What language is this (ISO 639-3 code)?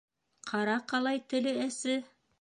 bak